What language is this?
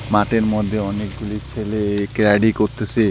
Bangla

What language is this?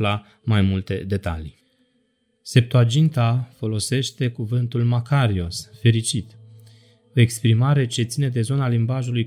Romanian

